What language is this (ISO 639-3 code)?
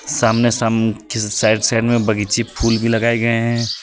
hin